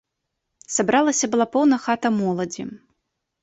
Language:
Belarusian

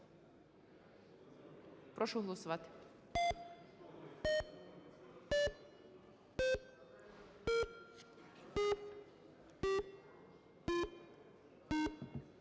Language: Ukrainian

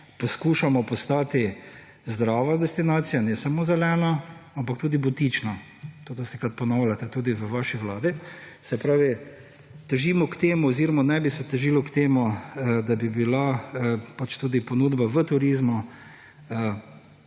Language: Slovenian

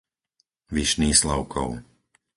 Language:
Slovak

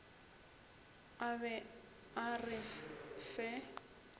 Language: Northern Sotho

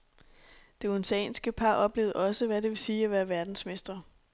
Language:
Danish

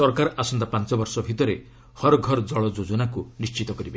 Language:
Odia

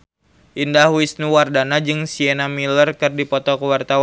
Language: Sundanese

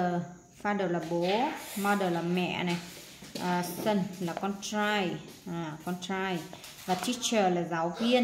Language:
Vietnamese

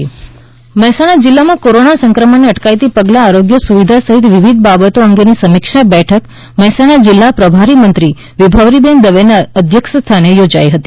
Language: Gujarati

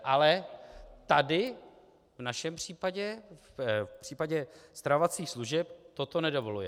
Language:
Czech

